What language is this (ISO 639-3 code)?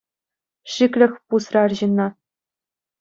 chv